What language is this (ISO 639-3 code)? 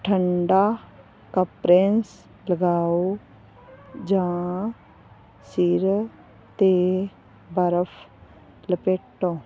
pan